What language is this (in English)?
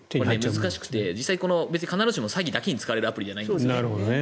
Japanese